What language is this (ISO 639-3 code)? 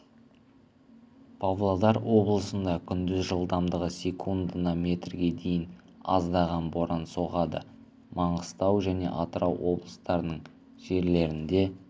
kaz